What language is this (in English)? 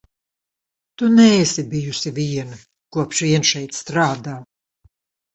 Latvian